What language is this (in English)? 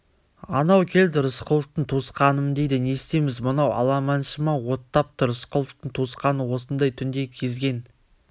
Kazakh